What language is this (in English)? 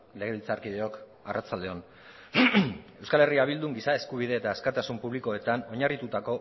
Basque